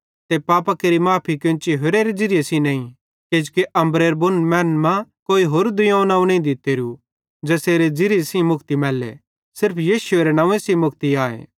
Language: Bhadrawahi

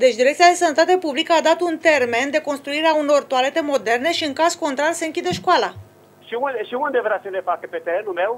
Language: Romanian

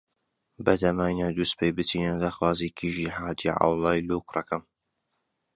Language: Central Kurdish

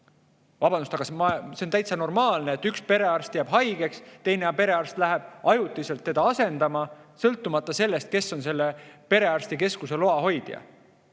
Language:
Estonian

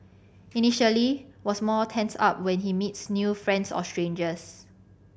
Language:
English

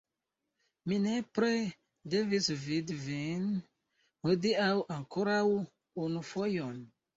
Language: Esperanto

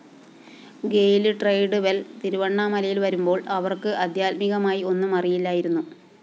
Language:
Malayalam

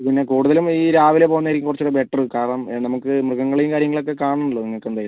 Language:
Malayalam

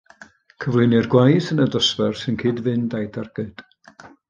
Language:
Welsh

